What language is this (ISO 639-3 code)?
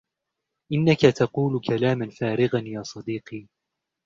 ara